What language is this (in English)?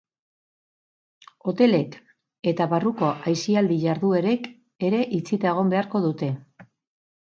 Basque